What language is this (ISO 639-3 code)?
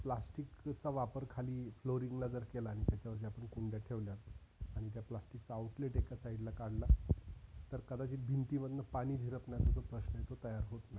mar